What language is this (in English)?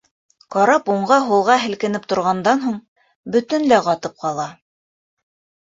Bashkir